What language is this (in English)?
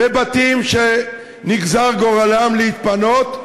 Hebrew